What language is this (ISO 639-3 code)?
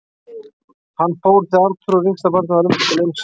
isl